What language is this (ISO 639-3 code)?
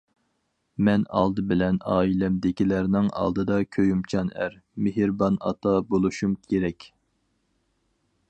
uig